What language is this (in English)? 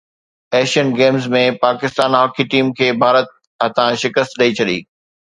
Sindhi